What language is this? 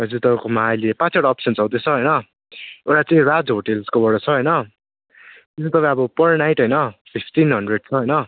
Nepali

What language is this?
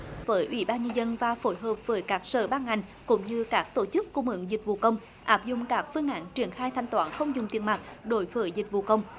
Vietnamese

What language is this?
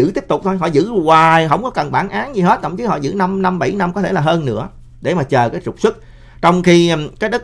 Vietnamese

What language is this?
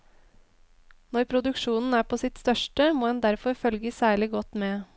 Norwegian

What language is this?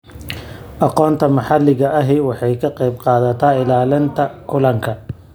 Somali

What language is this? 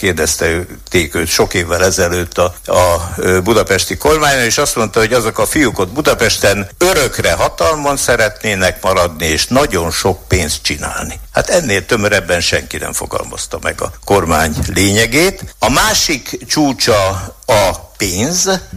Hungarian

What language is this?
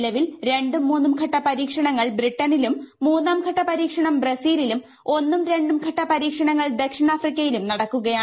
Malayalam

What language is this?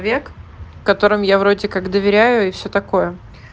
Russian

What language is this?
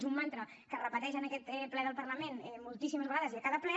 Catalan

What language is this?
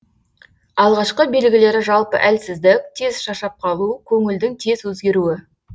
Kazakh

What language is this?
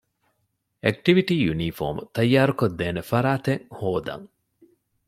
Divehi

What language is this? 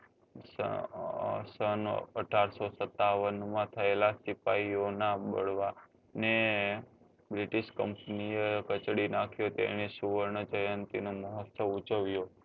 Gujarati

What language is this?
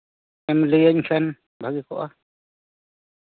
Santali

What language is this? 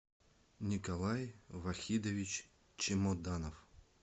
Russian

